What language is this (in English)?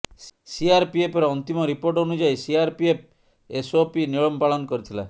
Odia